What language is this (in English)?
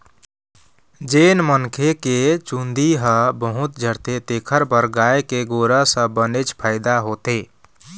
Chhattisgarhi